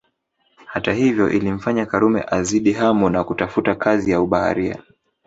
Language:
Swahili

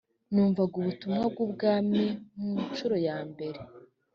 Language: Kinyarwanda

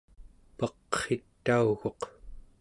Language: Central Yupik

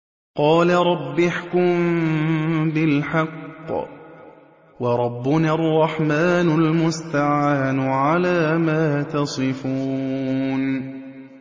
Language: Arabic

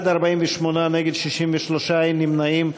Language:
Hebrew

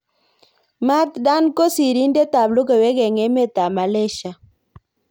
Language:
Kalenjin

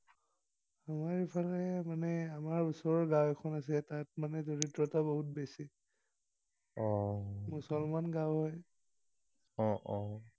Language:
Assamese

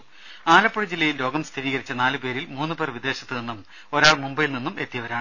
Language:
Malayalam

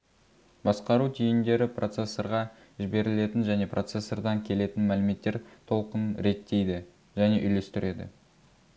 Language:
Kazakh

